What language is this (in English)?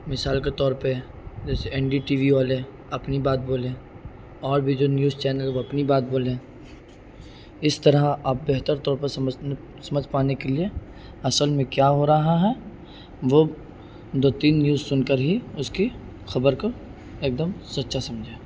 Urdu